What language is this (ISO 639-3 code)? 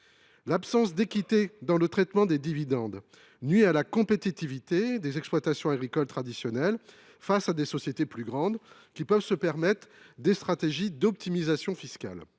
fra